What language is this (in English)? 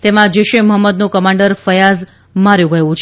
Gujarati